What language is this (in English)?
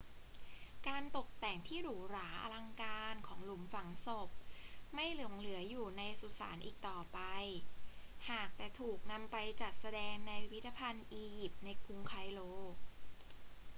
Thai